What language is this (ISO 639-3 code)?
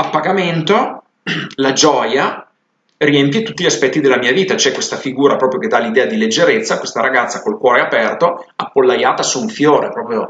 ita